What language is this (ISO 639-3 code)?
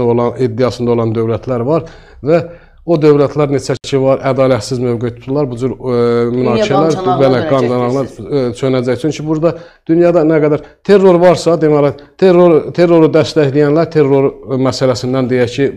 tur